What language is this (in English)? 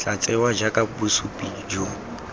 Tswana